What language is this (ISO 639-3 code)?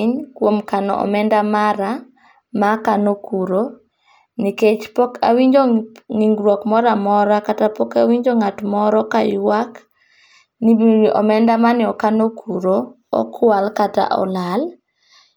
luo